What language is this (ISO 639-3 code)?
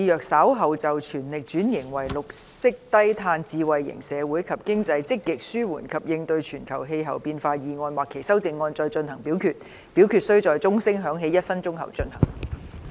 yue